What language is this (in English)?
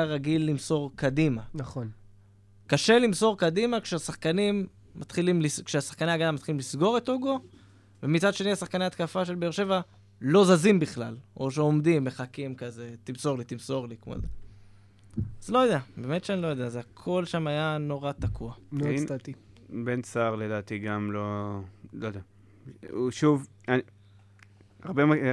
Hebrew